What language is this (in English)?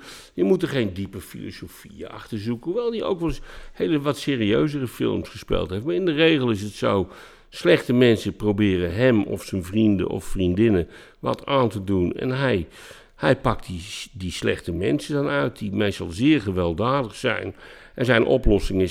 Dutch